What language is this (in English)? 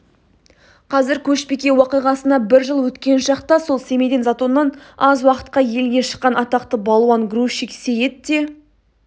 Kazakh